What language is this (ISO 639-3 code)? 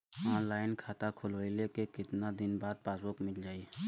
bho